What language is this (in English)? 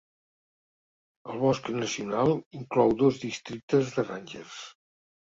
Catalan